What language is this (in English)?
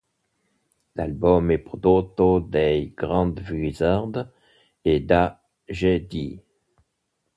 Italian